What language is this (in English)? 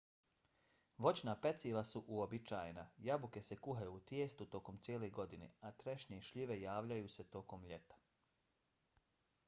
Bosnian